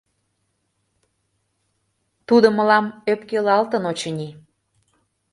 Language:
Mari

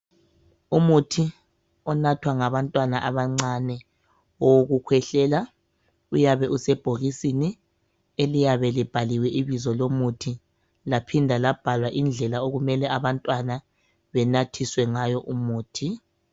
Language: North Ndebele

